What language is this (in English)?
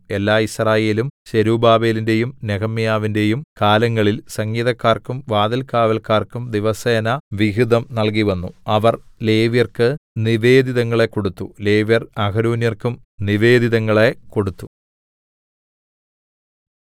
Malayalam